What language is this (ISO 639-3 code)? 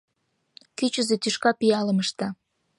chm